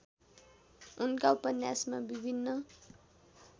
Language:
Nepali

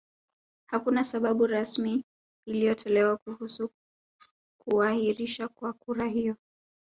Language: Swahili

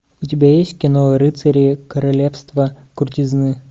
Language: Russian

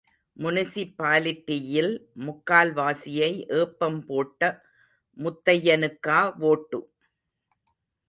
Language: Tamil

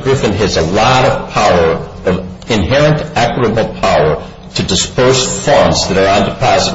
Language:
English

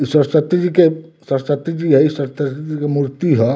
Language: Bhojpuri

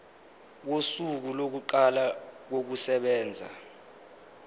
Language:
Zulu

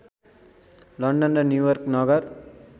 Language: Nepali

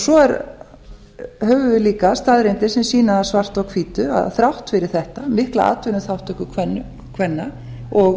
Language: Icelandic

